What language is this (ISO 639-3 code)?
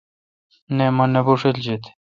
xka